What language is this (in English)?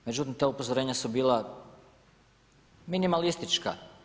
Croatian